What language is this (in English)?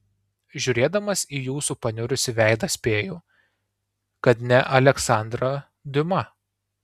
Lithuanian